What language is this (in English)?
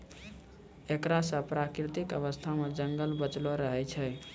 Maithili